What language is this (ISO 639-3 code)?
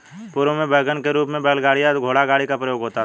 hin